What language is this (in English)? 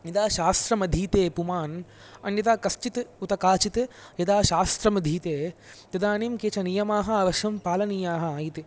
Sanskrit